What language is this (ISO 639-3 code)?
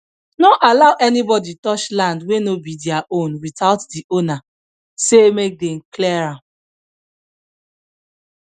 pcm